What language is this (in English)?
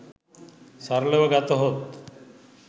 Sinhala